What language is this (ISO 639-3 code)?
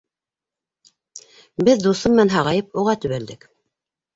bak